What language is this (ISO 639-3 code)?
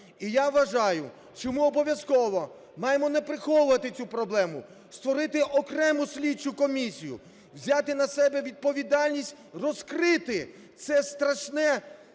ukr